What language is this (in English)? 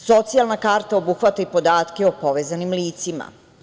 Serbian